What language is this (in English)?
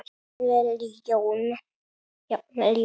Icelandic